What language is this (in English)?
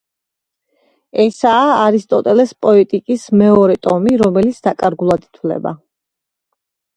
Georgian